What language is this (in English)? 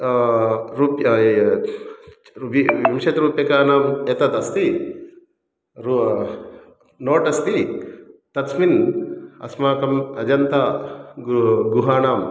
Sanskrit